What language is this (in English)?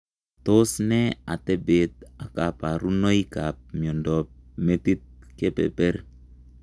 Kalenjin